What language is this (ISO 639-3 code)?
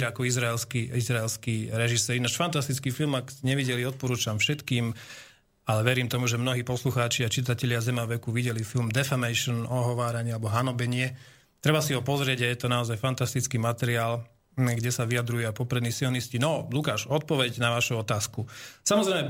slk